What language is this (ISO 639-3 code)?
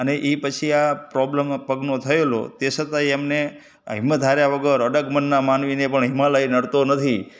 guj